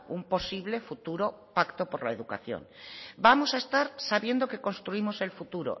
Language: Spanish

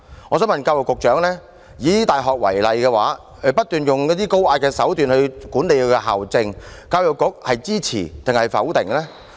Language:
Cantonese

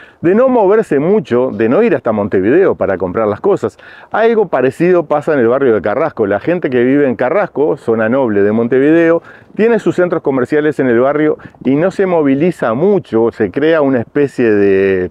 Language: Spanish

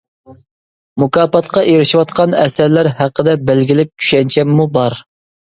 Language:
Uyghur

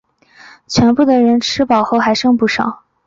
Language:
Chinese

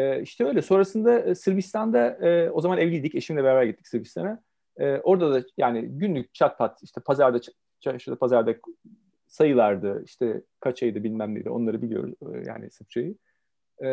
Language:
Turkish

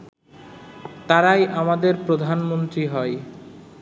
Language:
Bangla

